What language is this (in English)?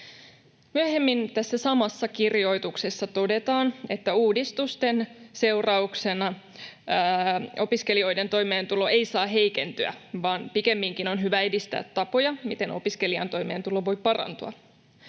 Finnish